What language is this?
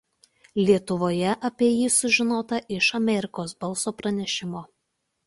Lithuanian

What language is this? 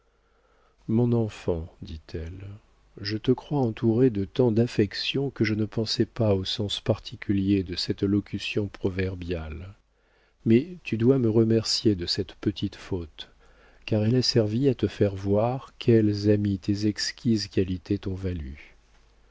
French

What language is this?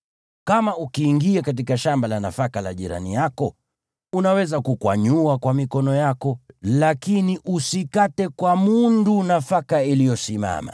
Swahili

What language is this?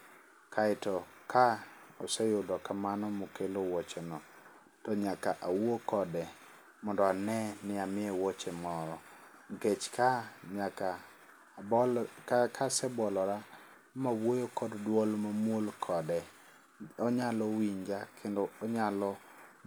Luo (Kenya and Tanzania)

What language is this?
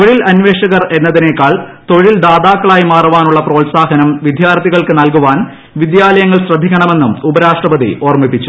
Malayalam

